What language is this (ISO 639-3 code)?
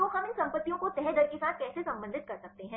hin